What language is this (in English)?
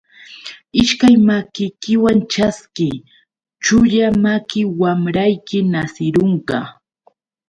Yauyos Quechua